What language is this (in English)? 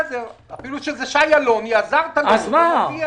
Hebrew